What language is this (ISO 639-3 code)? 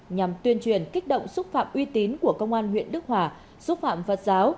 vie